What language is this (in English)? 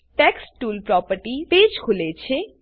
Gujarati